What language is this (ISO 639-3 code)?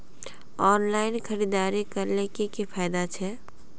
mag